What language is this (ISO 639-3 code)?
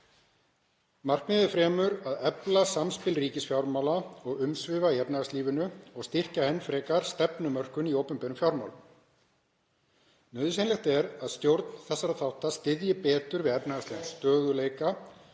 isl